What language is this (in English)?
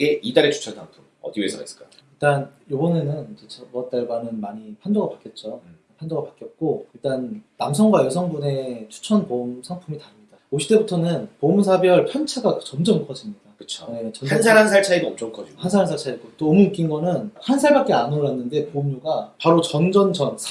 Korean